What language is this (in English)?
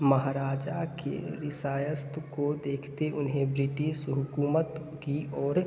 Hindi